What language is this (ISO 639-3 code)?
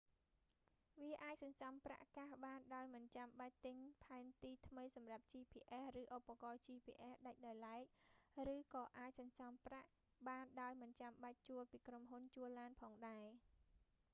khm